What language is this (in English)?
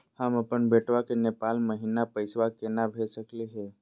Magahi